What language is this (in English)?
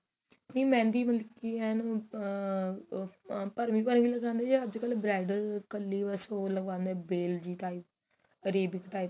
Punjabi